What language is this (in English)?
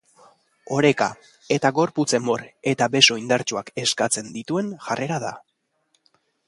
Basque